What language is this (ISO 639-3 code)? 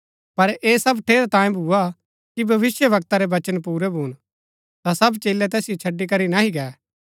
gbk